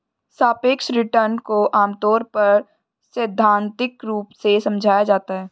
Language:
Hindi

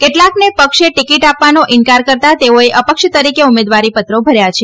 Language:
Gujarati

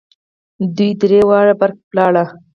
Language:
Pashto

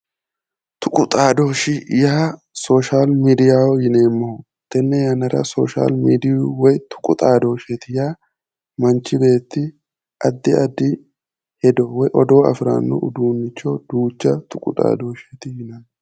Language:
Sidamo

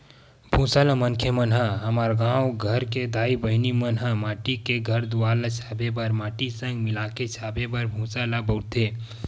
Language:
Chhattisgarhi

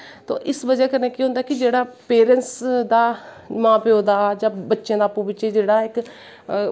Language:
Dogri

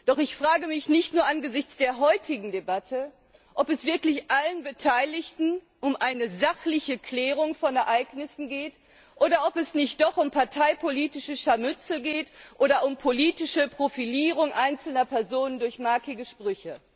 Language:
German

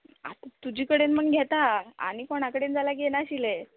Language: Konkani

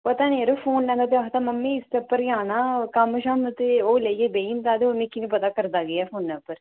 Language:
Dogri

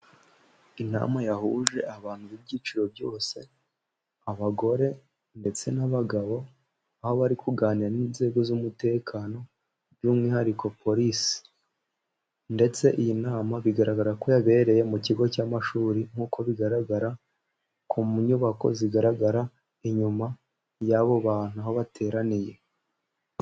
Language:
Kinyarwanda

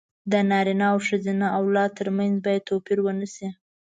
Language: Pashto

